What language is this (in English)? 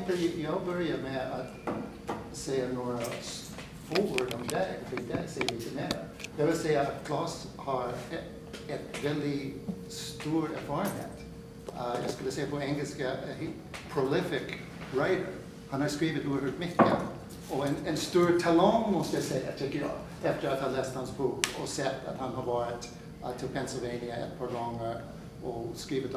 Swedish